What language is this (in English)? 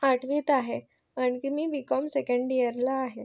Marathi